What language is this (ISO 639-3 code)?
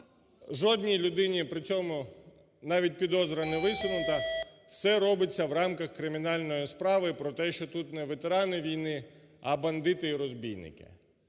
ukr